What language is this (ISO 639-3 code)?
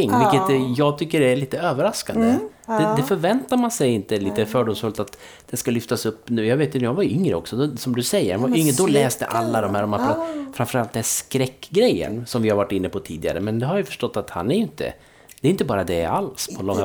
swe